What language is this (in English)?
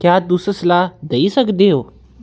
Dogri